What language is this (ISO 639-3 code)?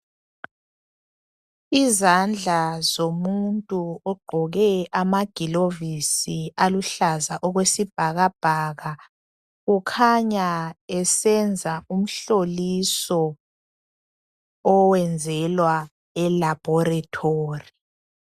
nde